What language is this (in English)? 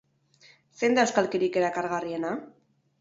Basque